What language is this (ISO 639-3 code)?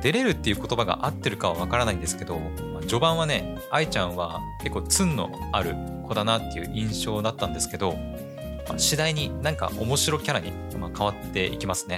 jpn